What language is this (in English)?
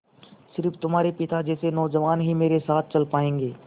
Hindi